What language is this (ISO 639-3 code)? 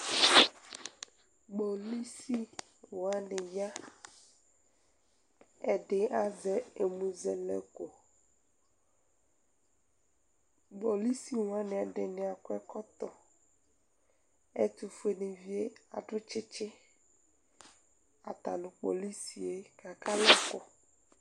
kpo